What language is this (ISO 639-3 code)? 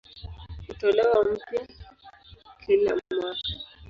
swa